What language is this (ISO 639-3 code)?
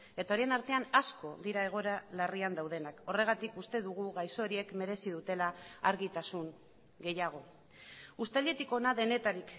eus